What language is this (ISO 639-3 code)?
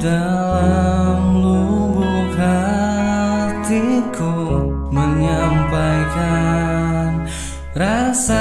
ind